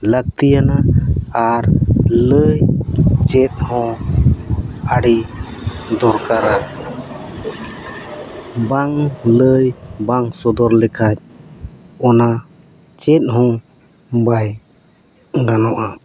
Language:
Santali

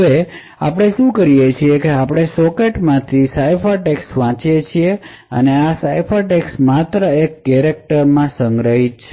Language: Gujarati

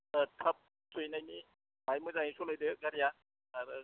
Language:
Bodo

